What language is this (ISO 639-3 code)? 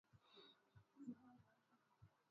swa